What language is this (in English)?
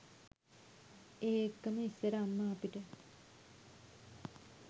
Sinhala